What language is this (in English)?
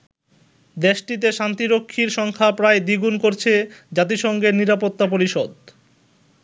Bangla